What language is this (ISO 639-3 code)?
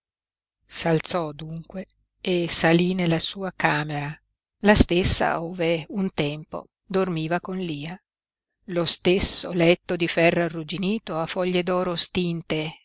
ita